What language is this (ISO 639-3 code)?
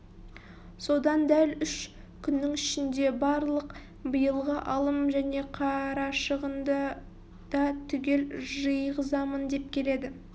kaz